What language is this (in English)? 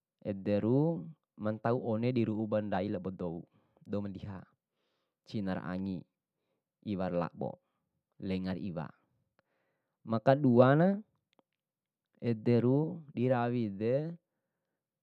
Bima